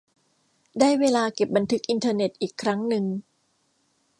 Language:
Thai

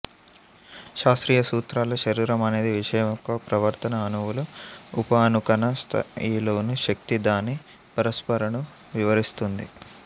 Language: Telugu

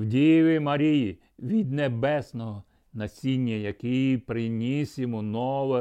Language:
Ukrainian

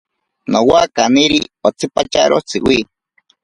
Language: Ashéninka Perené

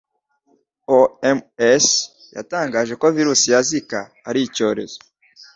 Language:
Kinyarwanda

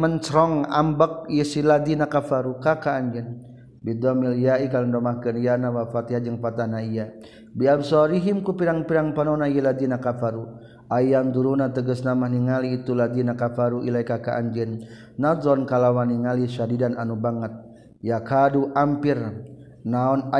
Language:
Malay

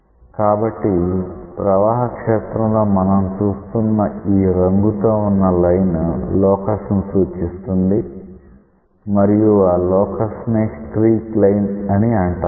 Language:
Telugu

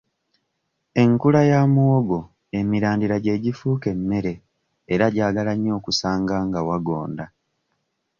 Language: Ganda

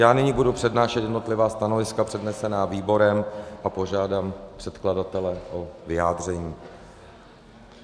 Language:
Czech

